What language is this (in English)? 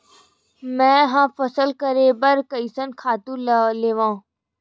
Chhattisgarhi